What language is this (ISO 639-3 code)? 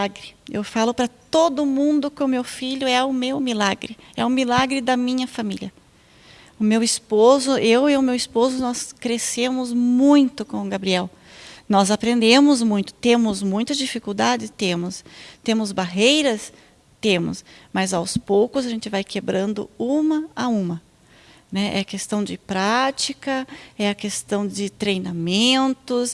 por